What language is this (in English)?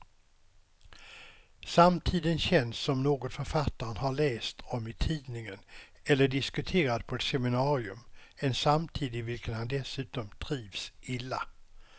Swedish